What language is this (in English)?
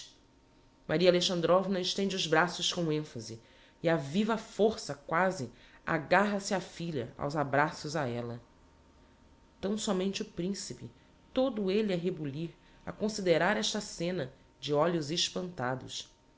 Portuguese